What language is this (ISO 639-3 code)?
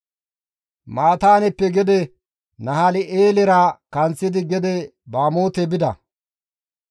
gmv